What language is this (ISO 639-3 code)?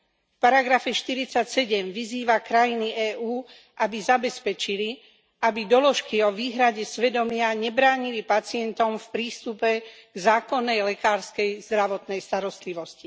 slk